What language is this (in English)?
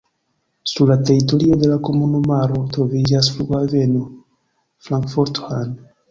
Esperanto